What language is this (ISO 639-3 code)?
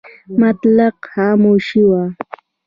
pus